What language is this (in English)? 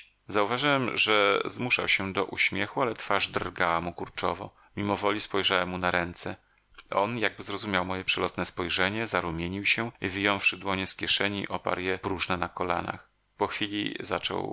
Polish